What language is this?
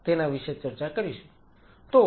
Gujarati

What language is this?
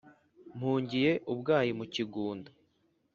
Kinyarwanda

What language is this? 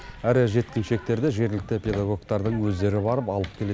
Kazakh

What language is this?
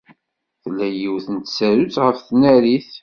Kabyle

